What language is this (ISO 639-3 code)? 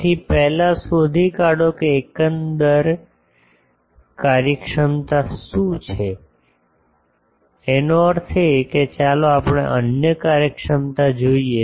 guj